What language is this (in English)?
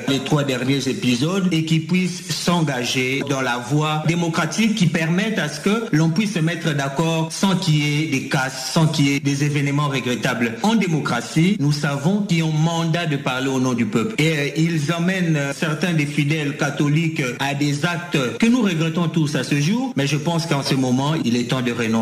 French